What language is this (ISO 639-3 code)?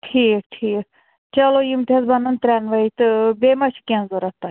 kas